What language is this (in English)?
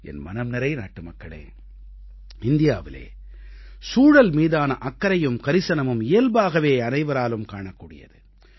Tamil